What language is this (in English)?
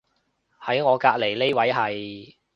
Cantonese